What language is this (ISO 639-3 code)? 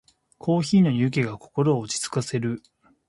jpn